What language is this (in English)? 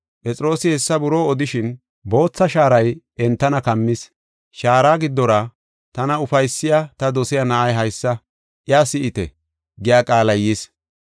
Gofa